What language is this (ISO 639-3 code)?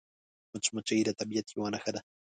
pus